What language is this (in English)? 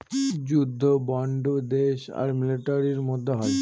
Bangla